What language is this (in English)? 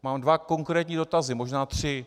Czech